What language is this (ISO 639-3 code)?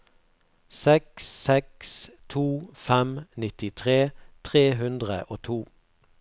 nor